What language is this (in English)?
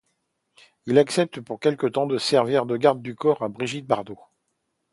French